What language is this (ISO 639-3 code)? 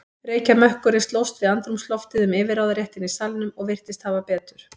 isl